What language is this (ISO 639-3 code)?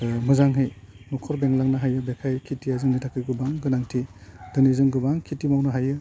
brx